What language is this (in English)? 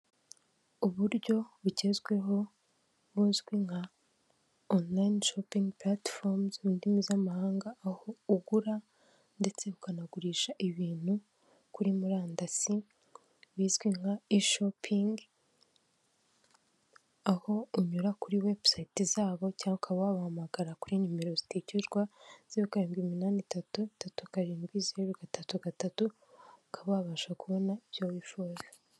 Kinyarwanda